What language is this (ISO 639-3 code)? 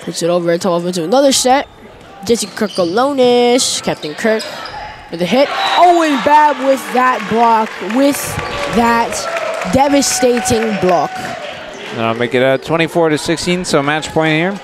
eng